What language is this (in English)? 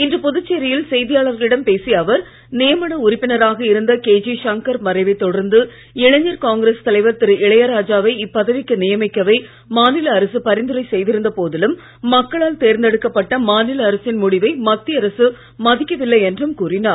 Tamil